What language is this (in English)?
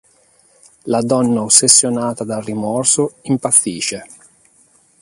Italian